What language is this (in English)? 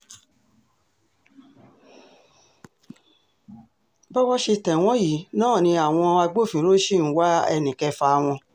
Yoruba